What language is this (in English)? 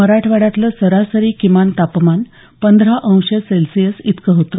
Marathi